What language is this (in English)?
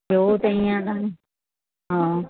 Sindhi